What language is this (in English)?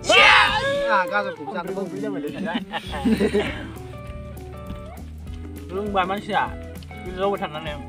Thai